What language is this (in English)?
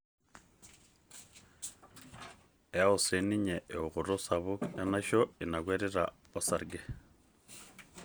Masai